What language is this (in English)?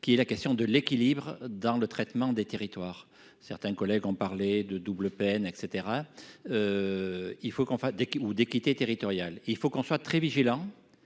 French